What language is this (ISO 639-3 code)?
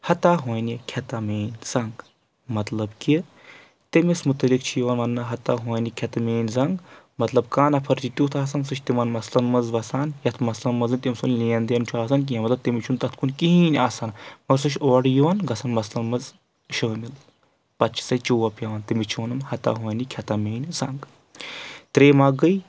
kas